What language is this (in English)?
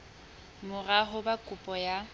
Southern Sotho